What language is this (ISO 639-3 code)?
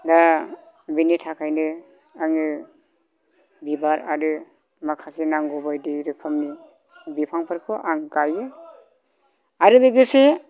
brx